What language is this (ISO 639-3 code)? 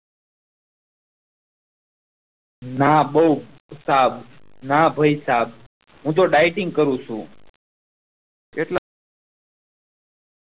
guj